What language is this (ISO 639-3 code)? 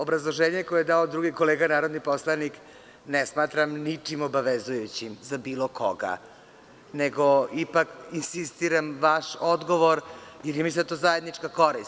srp